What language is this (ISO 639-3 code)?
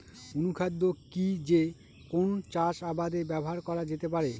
ben